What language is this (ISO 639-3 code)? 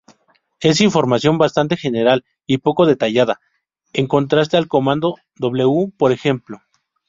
spa